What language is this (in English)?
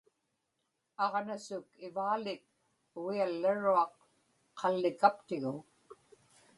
Inupiaq